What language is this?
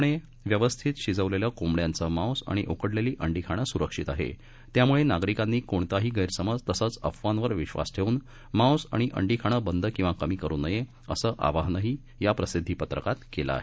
Marathi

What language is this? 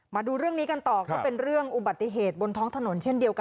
Thai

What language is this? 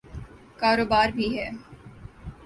Urdu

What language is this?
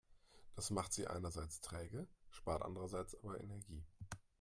German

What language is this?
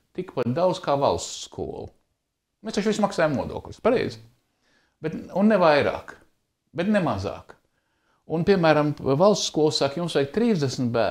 Latvian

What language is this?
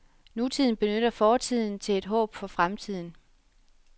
Danish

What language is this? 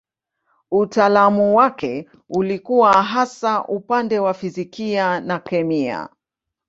Swahili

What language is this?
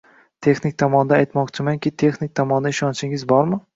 Uzbek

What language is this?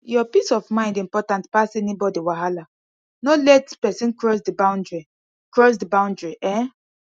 Nigerian Pidgin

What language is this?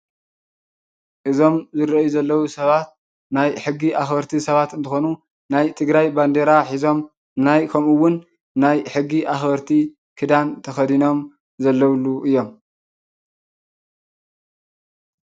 Tigrinya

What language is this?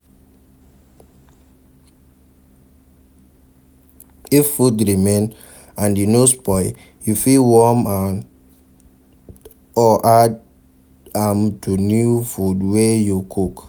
Nigerian Pidgin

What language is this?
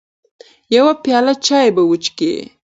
Pashto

